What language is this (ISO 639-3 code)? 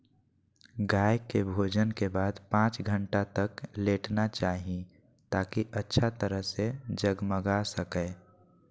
mag